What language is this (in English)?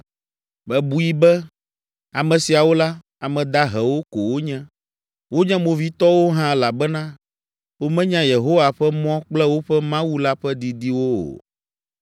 Ewe